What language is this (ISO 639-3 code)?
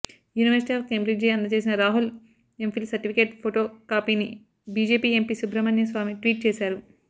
tel